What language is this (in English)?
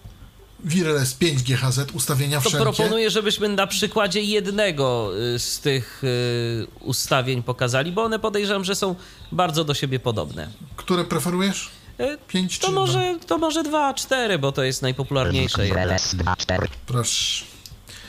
Polish